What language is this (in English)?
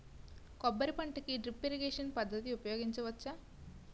Telugu